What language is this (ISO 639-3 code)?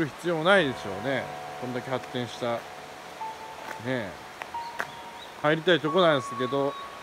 jpn